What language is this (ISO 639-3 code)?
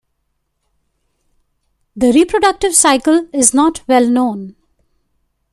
eng